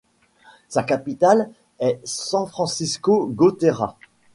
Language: French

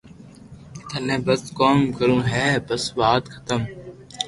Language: Loarki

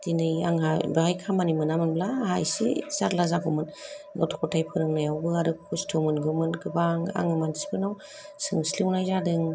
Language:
Bodo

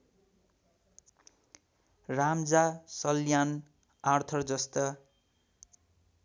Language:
Nepali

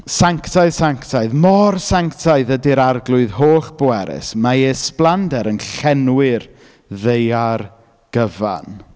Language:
Welsh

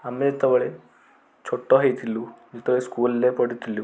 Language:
Odia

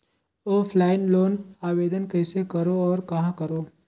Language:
Chhattisgarhi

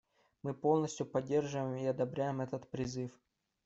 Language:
Russian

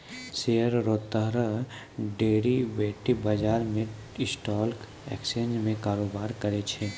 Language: Maithili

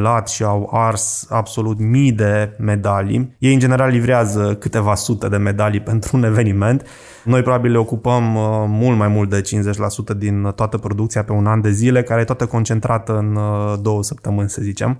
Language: Romanian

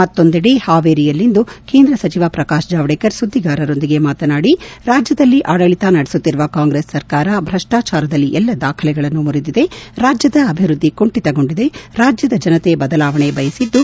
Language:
Kannada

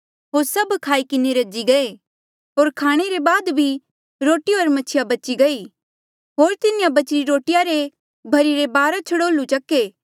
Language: Mandeali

